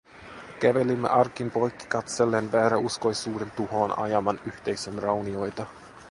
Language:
Finnish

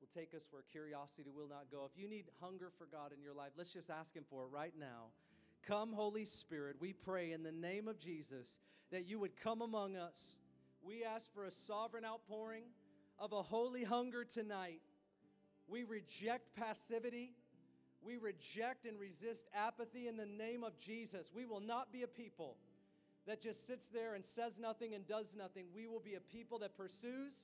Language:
English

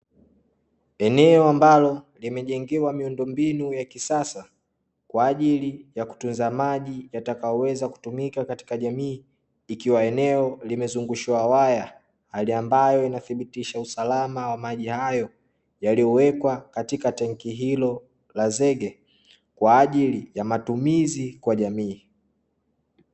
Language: Swahili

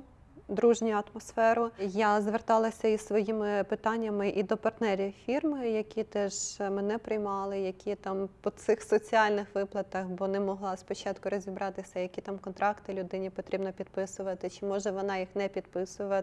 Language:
Ukrainian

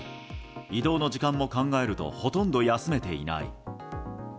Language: Japanese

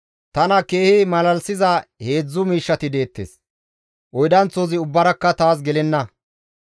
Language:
Gamo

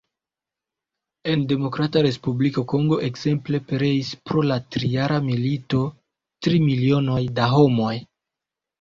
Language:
Esperanto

